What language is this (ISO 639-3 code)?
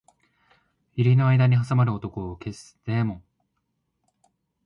jpn